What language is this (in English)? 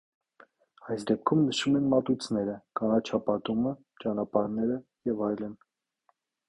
Armenian